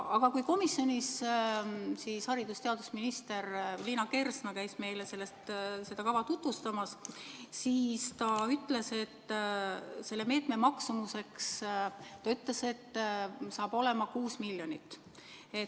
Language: Estonian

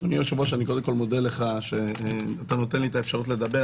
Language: Hebrew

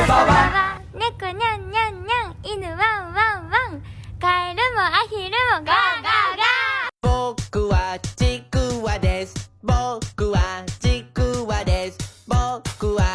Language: Japanese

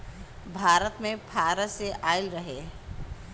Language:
Bhojpuri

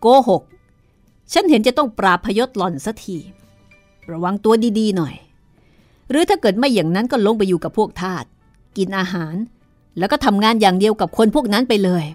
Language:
Thai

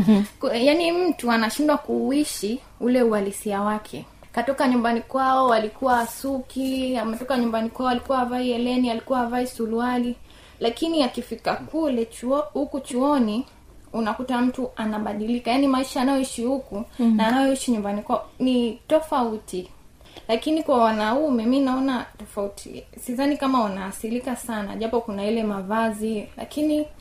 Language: Swahili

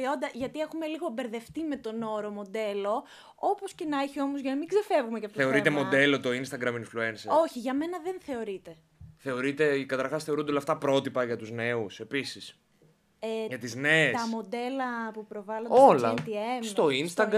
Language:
Greek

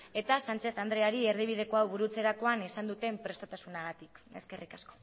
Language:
Basque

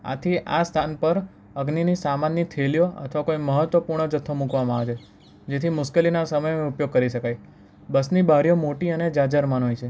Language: Gujarati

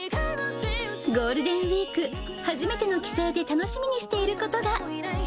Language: Japanese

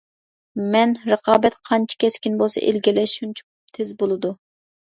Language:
Uyghur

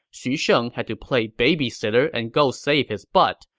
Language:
English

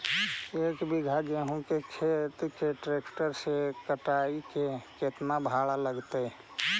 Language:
Magahi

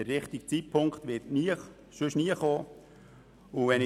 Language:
Swiss German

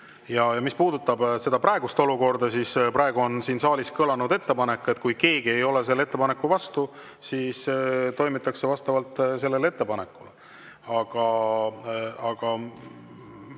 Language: Estonian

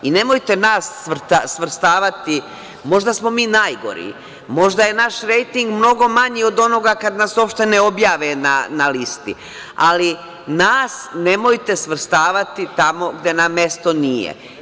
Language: Serbian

